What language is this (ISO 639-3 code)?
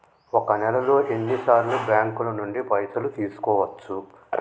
tel